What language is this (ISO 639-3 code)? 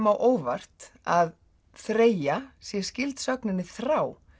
isl